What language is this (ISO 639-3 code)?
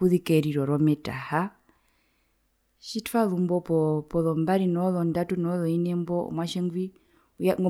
her